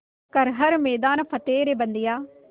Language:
Hindi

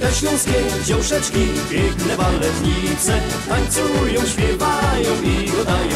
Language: Polish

